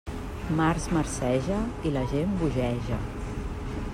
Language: Catalan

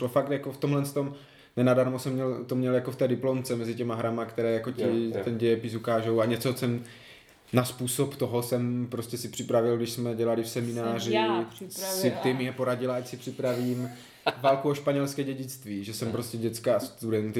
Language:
Czech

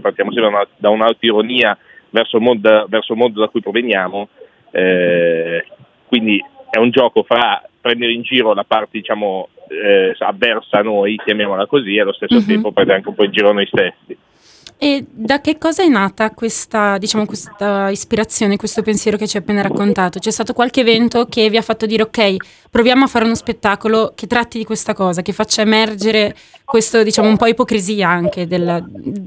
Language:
Italian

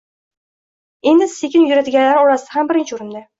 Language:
Uzbek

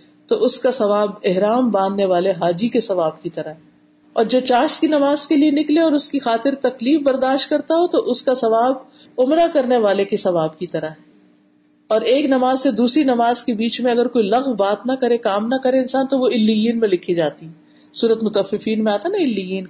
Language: Urdu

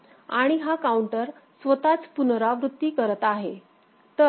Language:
Marathi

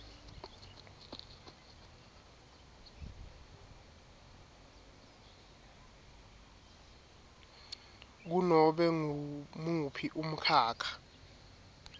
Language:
Swati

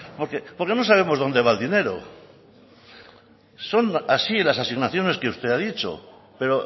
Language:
Spanish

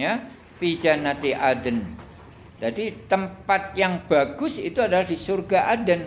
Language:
Indonesian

